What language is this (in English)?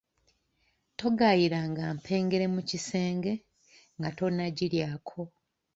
Ganda